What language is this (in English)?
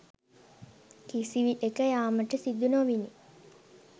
Sinhala